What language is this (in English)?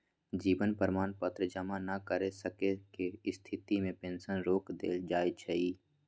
Magahi